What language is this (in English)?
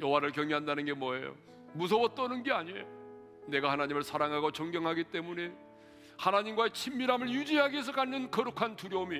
Korean